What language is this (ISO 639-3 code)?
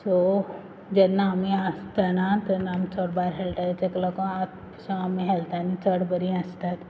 kok